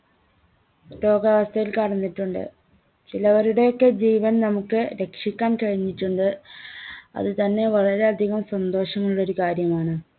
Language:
Malayalam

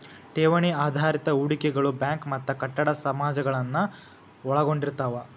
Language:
Kannada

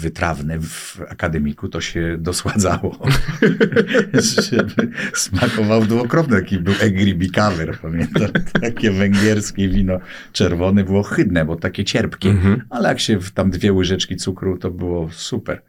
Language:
Polish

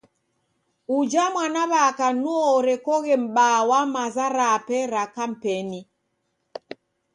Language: Taita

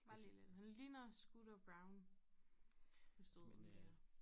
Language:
Danish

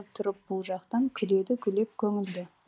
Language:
Kazakh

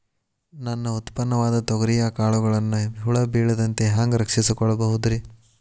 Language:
Kannada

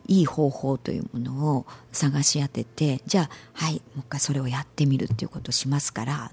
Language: Japanese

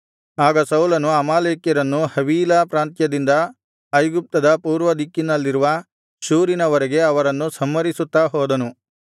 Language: Kannada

